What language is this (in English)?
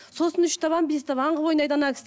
Kazakh